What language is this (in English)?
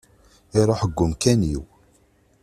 Kabyle